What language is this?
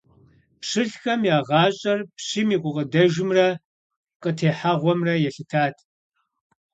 Kabardian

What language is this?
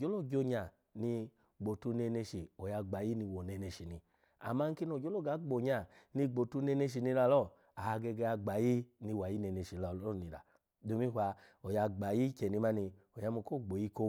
Alago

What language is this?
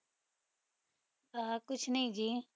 Punjabi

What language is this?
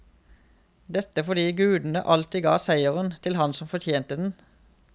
Norwegian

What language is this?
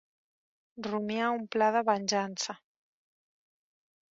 Catalan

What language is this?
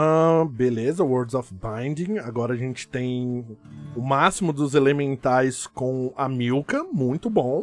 Portuguese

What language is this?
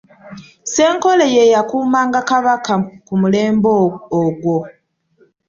Ganda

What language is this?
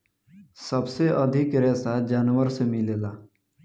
Bhojpuri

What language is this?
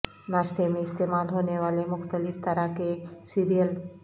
Urdu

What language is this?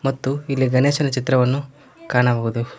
Kannada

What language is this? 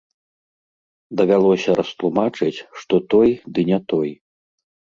Belarusian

